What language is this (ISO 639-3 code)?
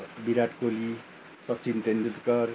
nep